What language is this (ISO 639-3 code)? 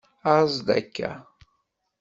kab